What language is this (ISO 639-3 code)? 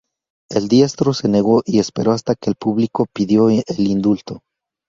spa